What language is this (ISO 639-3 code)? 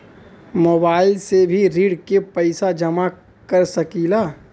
bho